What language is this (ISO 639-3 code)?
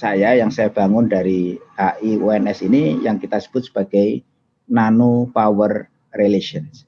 ind